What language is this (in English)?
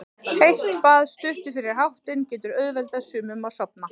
Icelandic